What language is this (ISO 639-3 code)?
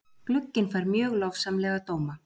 isl